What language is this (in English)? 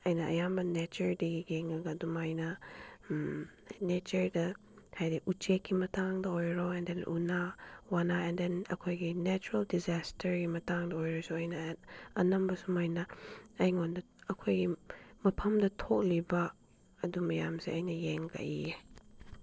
Manipuri